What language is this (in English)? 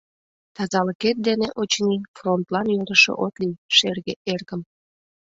Mari